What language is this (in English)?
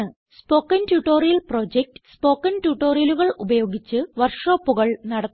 Malayalam